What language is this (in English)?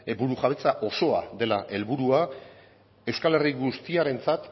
Basque